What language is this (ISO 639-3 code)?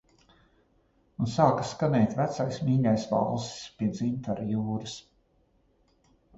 lav